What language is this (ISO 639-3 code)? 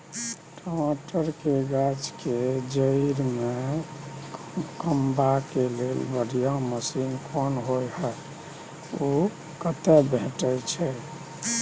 mai